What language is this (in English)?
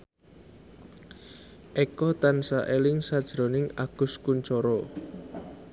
Javanese